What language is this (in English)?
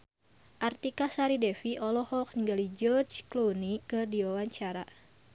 Sundanese